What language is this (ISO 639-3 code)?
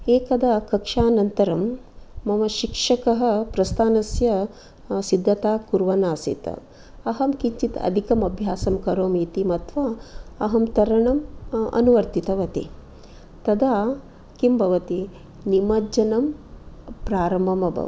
san